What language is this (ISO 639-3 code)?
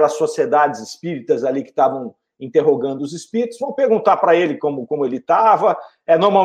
por